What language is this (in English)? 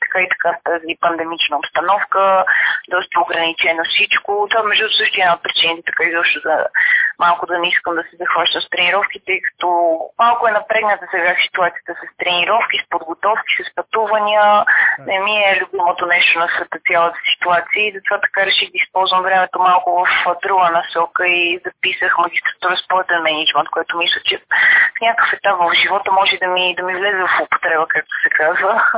Bulgarian